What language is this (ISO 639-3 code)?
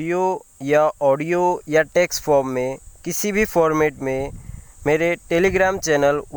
hin